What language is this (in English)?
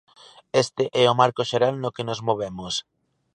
Galician